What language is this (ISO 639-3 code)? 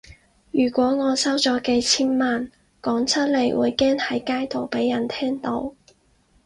yue